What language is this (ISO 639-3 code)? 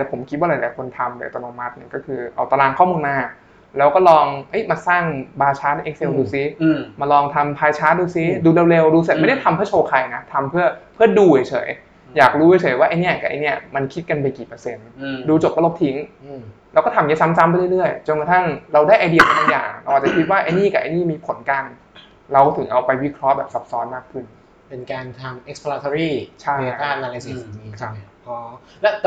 tha